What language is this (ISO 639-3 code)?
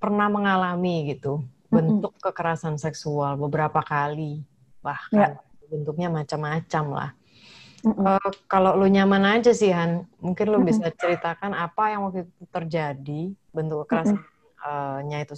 ind